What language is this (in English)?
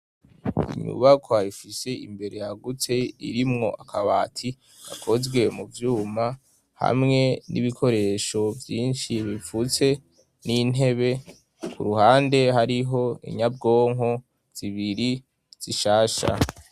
Rundi